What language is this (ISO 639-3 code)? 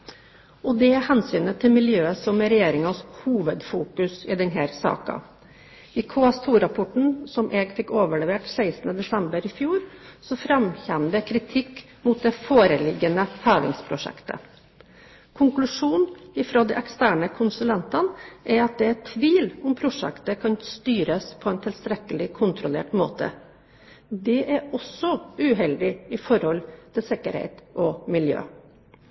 nob